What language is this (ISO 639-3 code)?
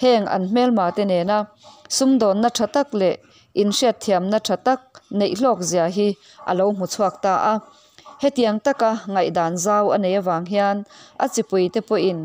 vie